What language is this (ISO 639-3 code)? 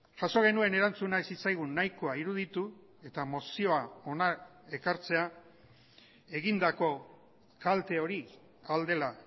eus